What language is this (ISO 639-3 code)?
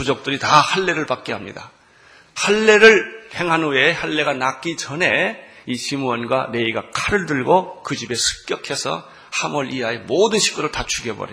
kor